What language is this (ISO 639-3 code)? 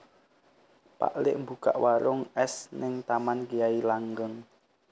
jav